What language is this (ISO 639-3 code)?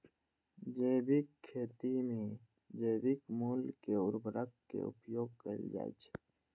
mai